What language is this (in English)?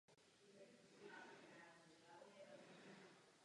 Czech